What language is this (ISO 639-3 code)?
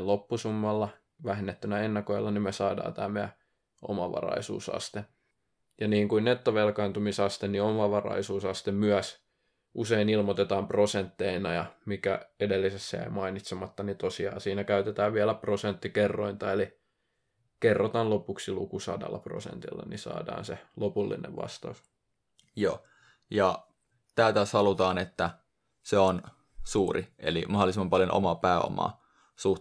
fin